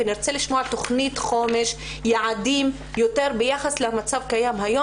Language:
Hebrew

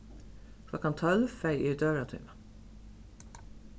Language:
Faroese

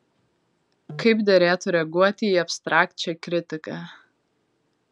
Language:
Lithuanian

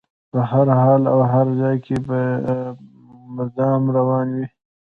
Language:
Pashto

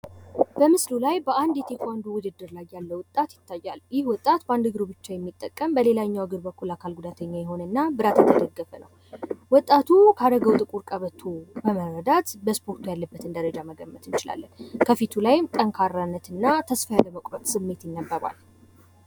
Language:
Amharic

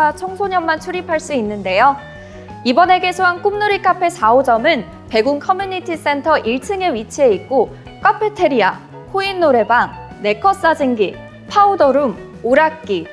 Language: Korean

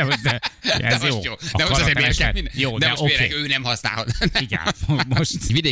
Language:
Hungarian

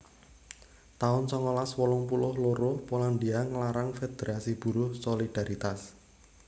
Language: Javanese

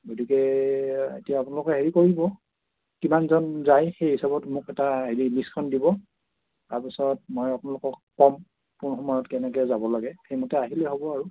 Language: Assamese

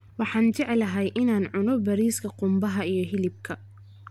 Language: Somali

